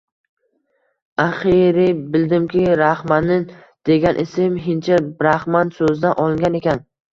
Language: Uzbek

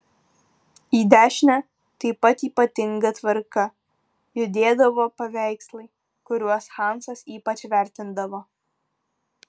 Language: Lithuanian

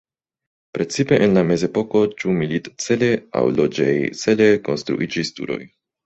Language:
Esperanto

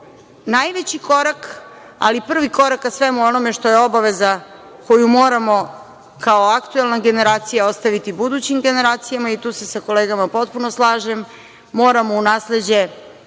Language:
Serbian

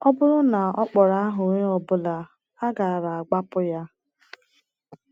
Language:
Igbo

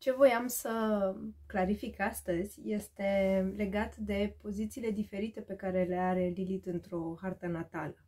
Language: Romanian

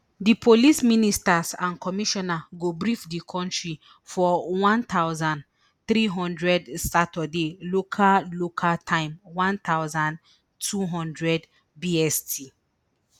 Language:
Nigerian Pidgin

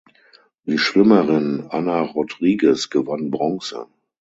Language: German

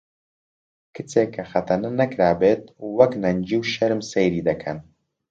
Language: Central Kurdish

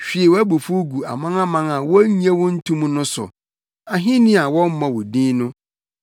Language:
Akan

